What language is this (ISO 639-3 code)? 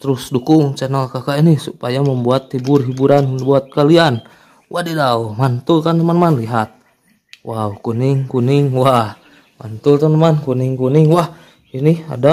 ind